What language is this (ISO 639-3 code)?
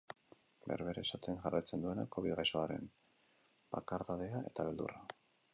eus